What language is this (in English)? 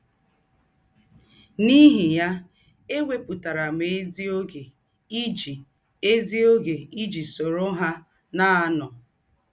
Igbo